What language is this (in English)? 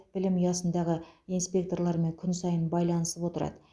Kazakh